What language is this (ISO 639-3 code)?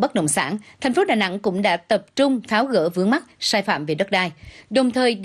vie